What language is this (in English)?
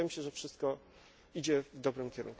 Polish